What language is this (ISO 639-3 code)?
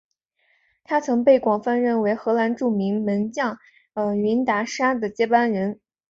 zho